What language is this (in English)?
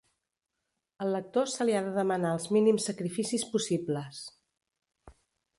Catalan